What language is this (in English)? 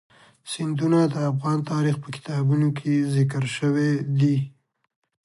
Pashto